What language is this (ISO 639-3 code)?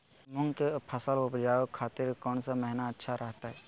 mag